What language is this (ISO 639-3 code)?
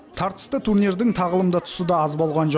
kaz